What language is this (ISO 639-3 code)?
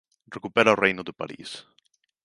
glg